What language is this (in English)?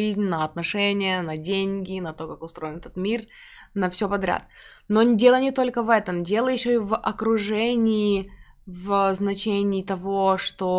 Russian